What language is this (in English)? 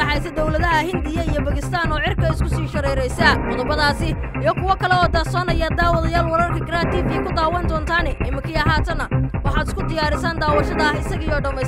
Arabic